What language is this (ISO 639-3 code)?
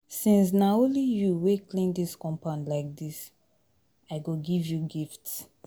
pcm